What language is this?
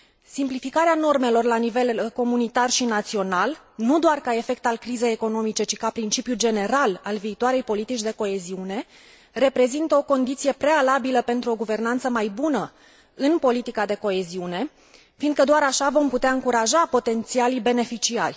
Romanian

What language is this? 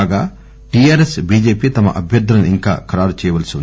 Telugu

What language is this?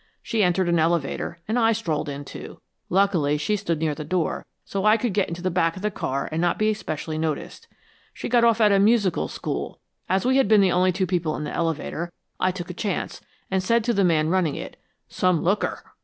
English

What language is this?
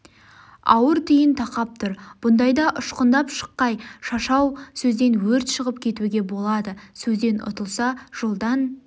Kazakh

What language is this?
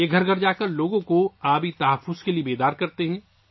Urdu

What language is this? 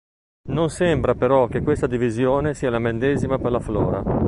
Italian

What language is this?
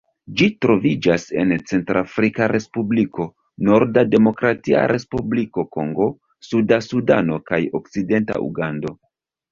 Esperanto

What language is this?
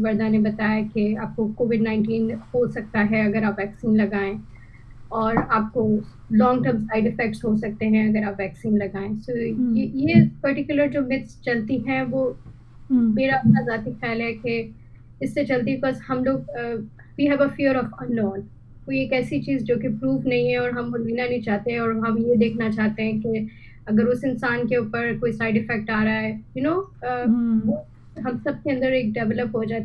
Hindi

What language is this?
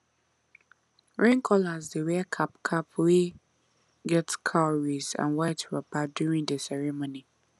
Nigerian Pidgin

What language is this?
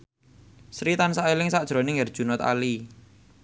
Javanese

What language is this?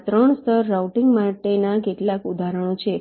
Gujarati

